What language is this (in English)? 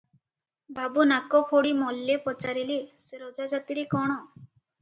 Odia